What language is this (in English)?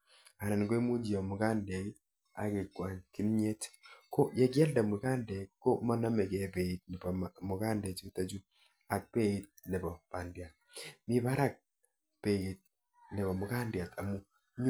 Kalenjin